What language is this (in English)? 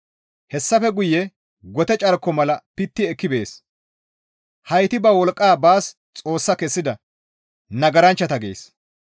Gamo